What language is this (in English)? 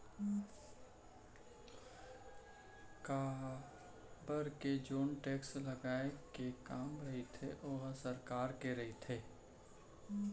Chhattisgarhi